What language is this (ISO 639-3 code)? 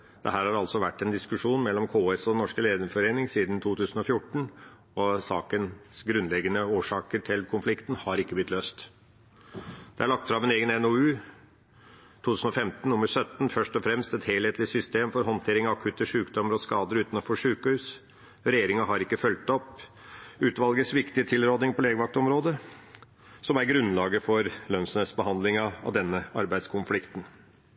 nob